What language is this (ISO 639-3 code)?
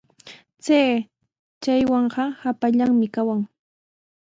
qws